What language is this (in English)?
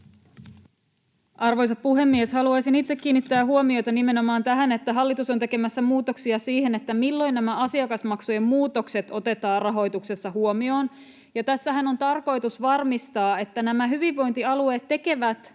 Finnish